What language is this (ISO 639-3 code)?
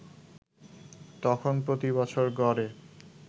ben